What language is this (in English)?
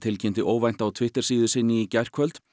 Icelandic